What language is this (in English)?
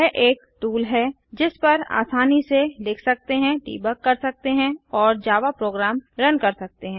Hindi